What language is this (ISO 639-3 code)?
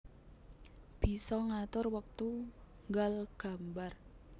jav